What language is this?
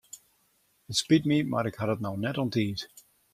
Western Frisian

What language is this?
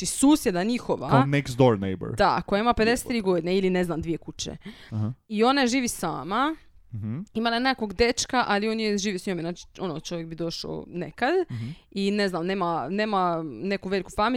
Croatian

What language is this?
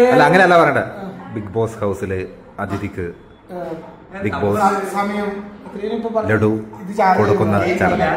Malayalam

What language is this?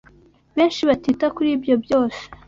Kinyarwanda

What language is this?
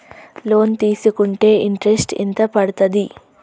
Telugu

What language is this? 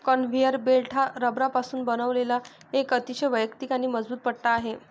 Marathi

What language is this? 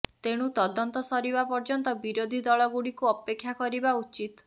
Odia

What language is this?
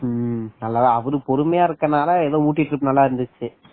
Tamil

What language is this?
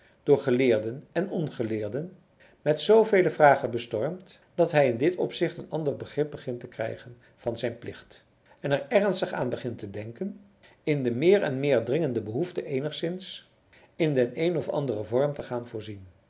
Dutch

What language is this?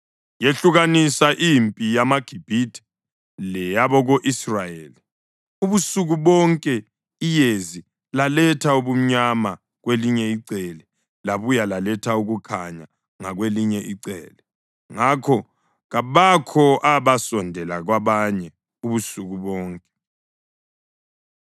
North Ndebele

